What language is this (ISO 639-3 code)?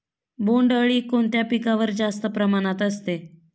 mar